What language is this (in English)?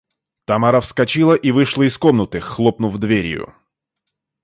Russian